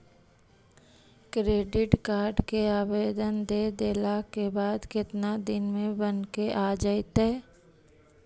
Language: Magahi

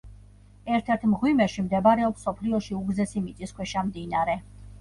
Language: Georgian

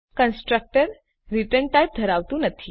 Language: Gujarati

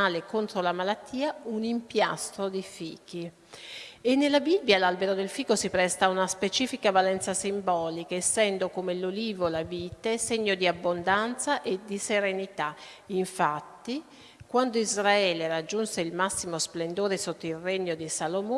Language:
Italian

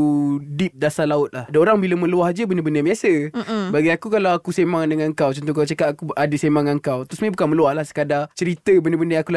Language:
Malay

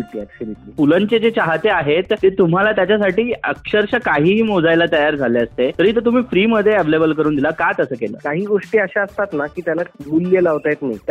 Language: Hindi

